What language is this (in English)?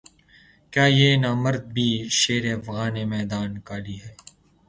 Urdu